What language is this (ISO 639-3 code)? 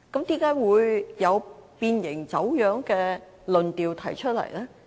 yue